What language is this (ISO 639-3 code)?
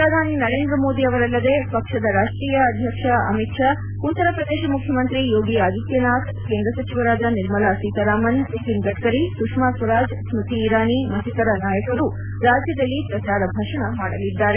kan